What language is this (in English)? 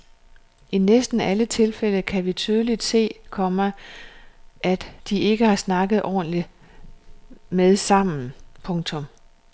Danish